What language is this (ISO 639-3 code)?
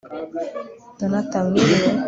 kin